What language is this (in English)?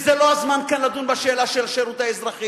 Hebrew